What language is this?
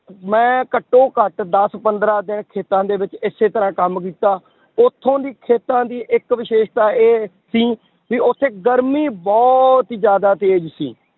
Punjabi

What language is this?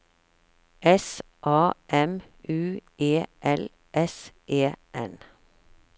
Norwegian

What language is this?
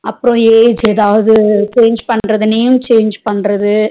Tamil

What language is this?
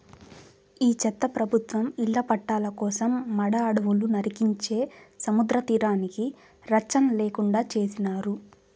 Telugu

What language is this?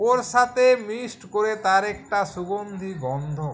Bangla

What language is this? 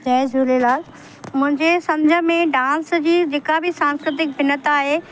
Sindhi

